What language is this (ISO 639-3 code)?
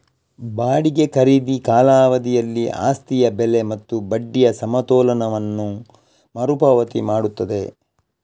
kan